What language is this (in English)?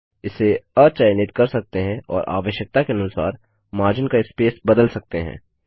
Hindi